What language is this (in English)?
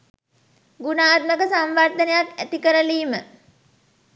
Sinhala